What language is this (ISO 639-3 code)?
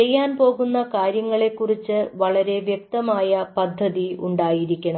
mal